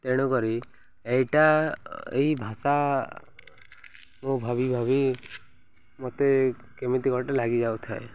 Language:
Odia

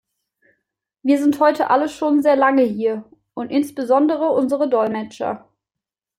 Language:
German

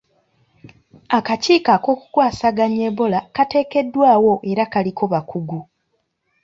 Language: Ganda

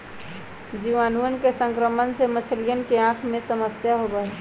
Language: Magahi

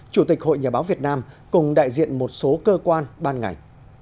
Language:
Vietnamese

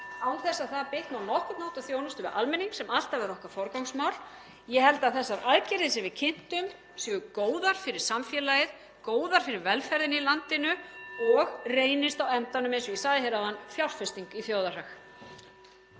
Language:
Icelandic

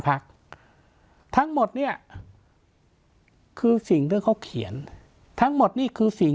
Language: Thai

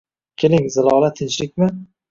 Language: Uzbek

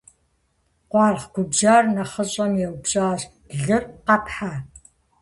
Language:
Kabardian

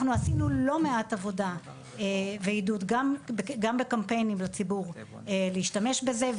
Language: Hebrew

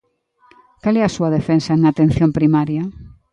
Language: Galician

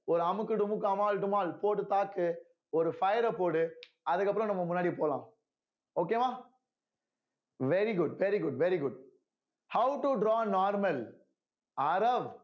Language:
Tamil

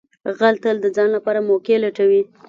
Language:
Pashto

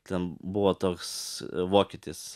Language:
Lithuanian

